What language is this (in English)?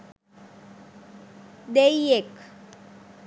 Sinhala